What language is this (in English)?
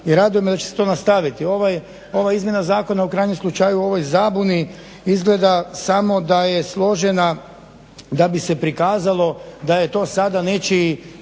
Croatian